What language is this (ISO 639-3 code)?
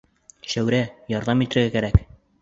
bak